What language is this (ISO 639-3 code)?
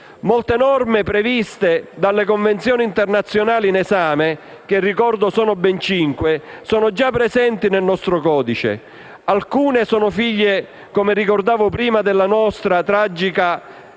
ita